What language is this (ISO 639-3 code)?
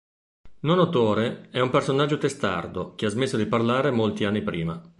ita